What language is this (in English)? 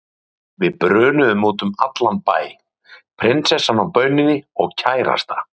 Icelandic